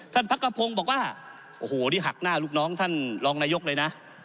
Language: Thai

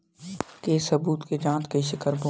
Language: Chhattisgarhi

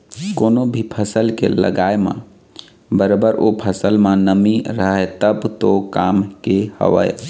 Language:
Chhattisgarhi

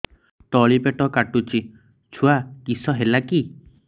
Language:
Odia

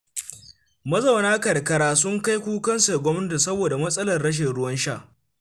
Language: Hausa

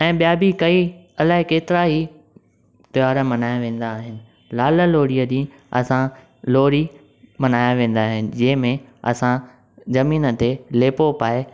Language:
Sindhi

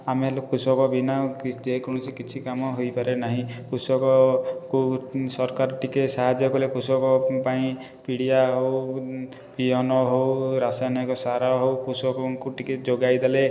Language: Odia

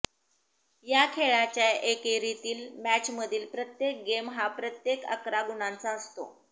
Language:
Marathi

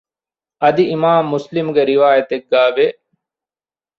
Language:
Divehi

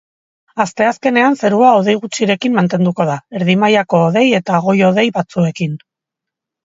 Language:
Basque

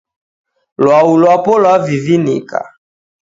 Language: Taita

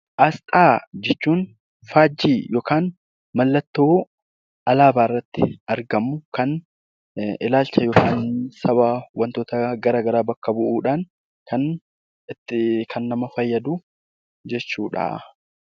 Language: Oromo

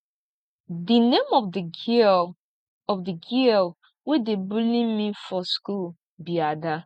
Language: Nigerian Pidgin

